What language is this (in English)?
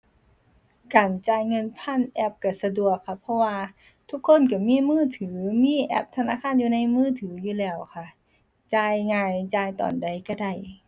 Thai